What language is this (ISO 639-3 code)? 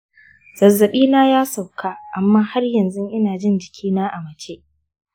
hau